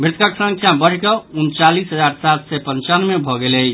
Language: Maithili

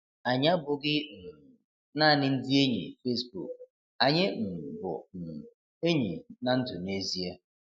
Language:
Igbo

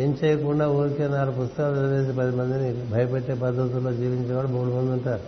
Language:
Telugu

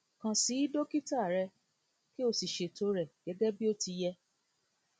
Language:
Yoruba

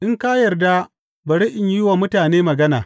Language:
Hausa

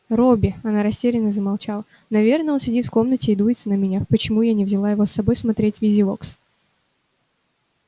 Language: Russian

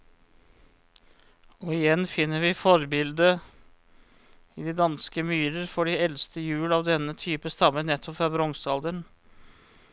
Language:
Norwegian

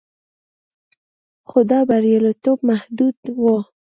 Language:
Pashto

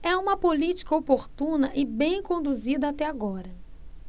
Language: Portuguese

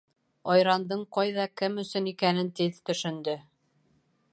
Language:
Bashkir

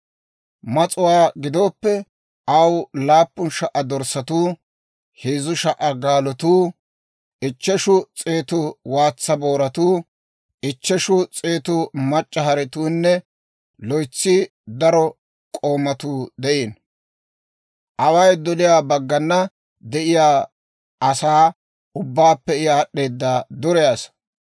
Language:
Dawro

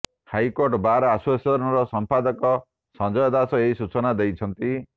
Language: Odia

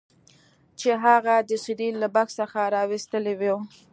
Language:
Pashto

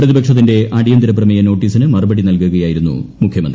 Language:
Malayalam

